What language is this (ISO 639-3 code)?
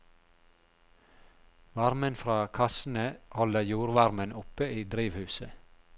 nor